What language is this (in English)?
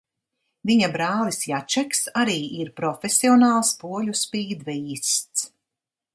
Latvian